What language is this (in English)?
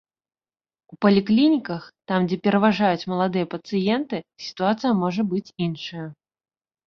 Belarusian